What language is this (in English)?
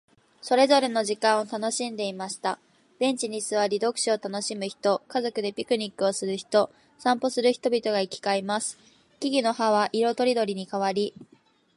Japanese